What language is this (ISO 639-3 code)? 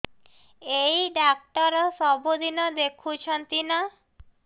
ori